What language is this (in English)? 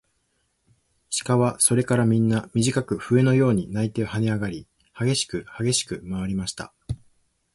Japanese